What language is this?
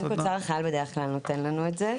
Hebrew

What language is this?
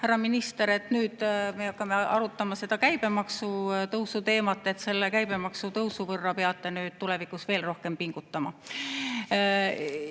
Estonian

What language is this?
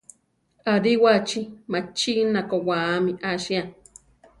Central Tarahumara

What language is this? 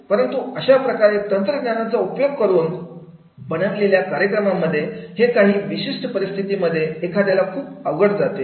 Marathi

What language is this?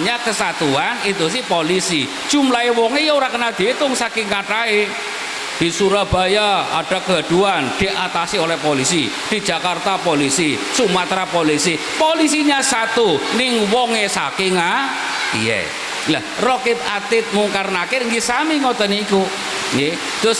Indonesian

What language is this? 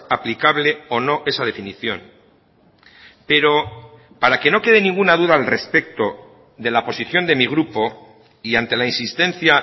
Spanish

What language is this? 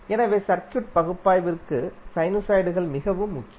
Tamil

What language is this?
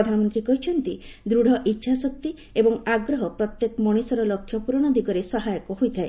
Odia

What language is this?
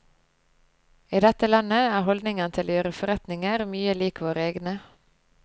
Norwegian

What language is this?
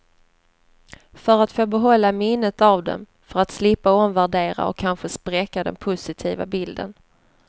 Swedish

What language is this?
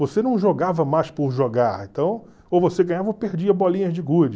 Portuguese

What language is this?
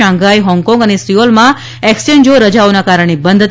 Gujarati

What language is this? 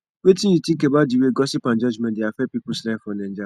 Nigerian Pidgin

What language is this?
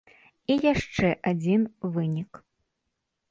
Belarusian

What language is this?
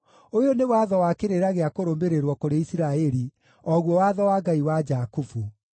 Kikuyu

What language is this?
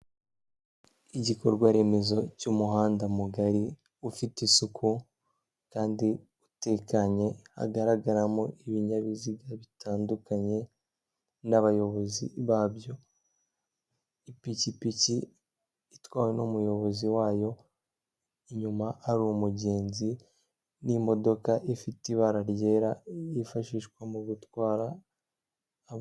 Kinyarwanda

